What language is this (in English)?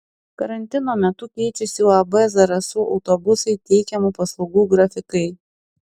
Lithuanian